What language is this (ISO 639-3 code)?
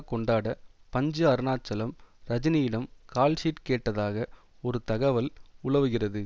tam